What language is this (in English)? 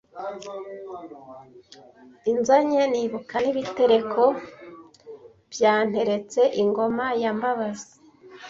Kinyarwanda